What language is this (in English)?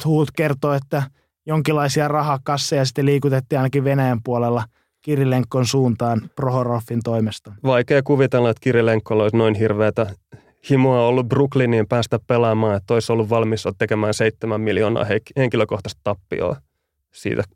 Finnish